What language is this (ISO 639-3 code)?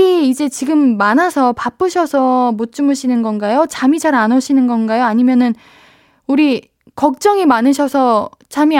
kor